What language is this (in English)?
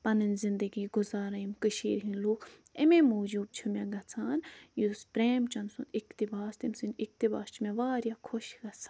Kashmiri